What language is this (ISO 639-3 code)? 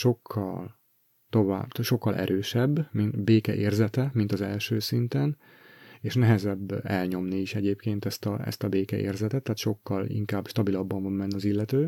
hun